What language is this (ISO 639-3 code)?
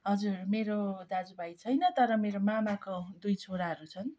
nep